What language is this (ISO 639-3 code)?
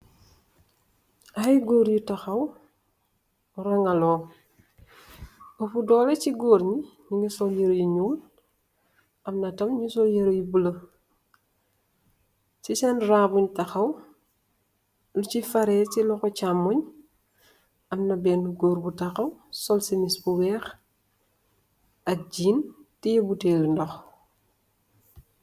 wol